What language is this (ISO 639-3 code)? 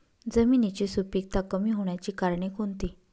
mar